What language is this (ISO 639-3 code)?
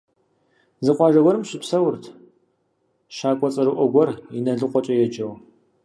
kbd